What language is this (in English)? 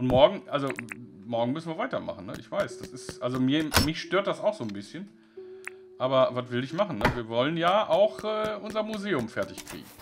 German